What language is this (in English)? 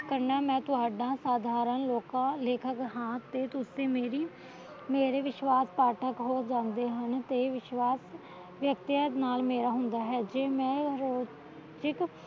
Punjabi